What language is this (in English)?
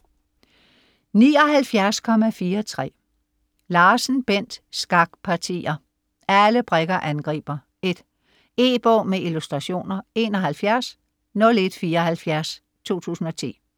Danish